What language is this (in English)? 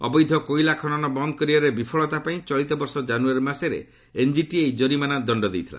Odia